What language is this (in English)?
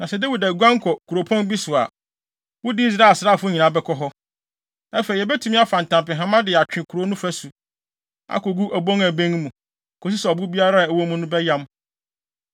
Akan